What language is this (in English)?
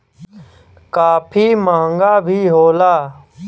Bhojpuri